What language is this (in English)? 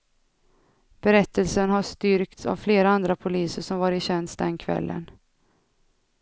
Swedish